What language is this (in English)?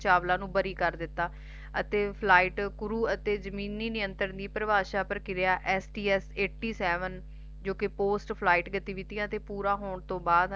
Punjabi